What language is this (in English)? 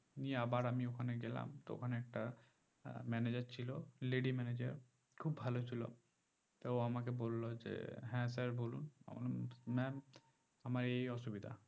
Bangla